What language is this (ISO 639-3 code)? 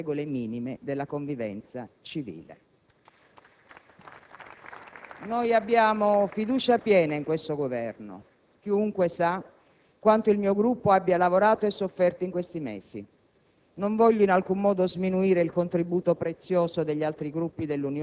ita